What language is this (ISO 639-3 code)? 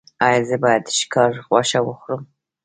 pus